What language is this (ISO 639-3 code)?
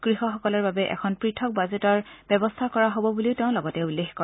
asm